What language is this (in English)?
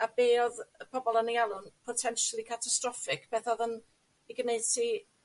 Welsh